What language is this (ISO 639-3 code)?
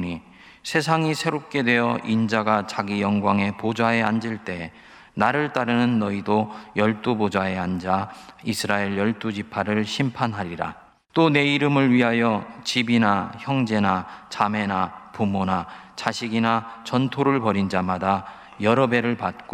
kor